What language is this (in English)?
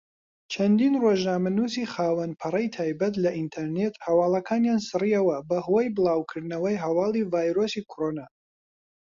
Central Kurdish